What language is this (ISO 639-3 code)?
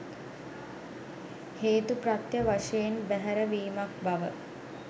sin